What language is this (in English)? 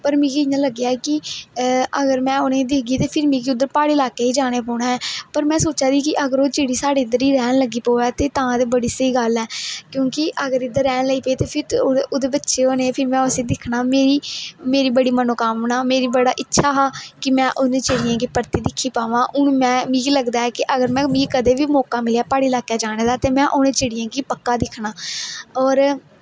Dogri